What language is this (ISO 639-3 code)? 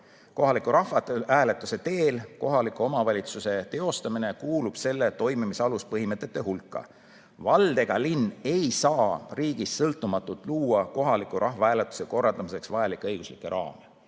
est